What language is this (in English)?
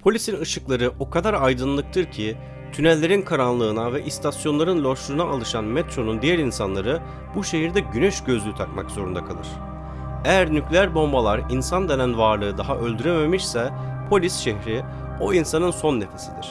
Turkish